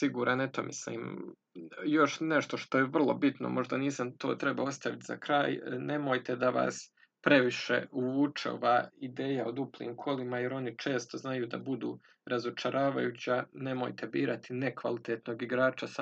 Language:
Croatian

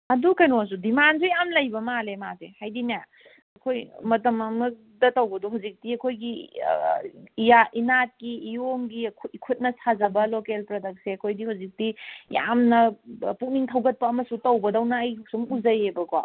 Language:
Manipuri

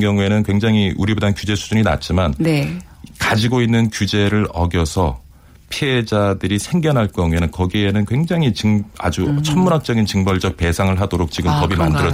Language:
Korean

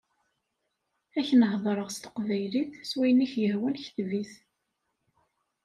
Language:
Kabyle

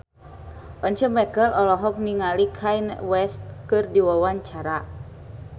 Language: Sundanese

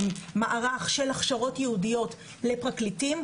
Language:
Hebrew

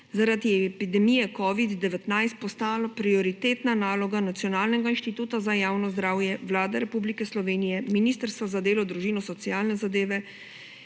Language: Slovenian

